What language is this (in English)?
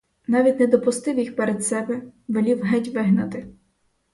Ukrainian